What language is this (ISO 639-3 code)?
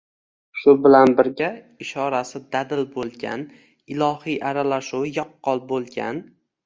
uzb